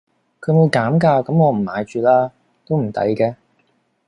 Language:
Cantonese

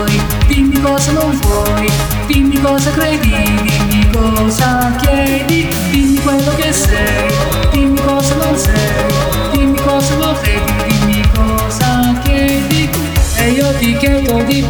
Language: Italian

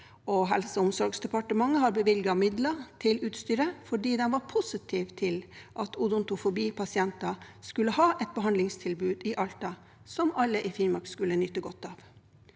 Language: Norwegian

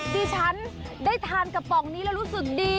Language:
Thai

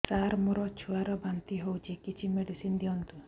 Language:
Odia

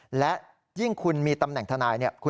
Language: Thai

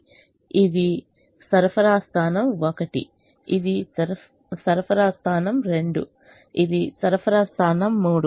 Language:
Telugu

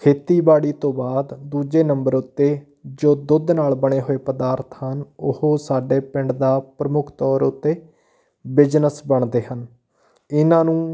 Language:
Punjabi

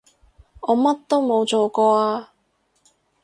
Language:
Cantonese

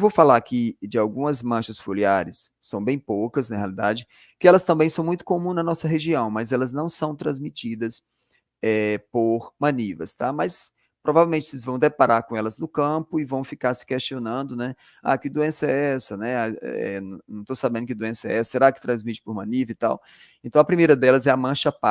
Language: Portuguese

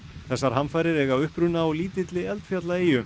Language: Icelandic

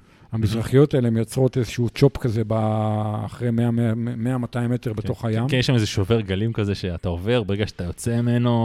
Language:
Hebrew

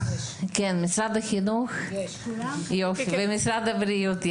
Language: Hebrew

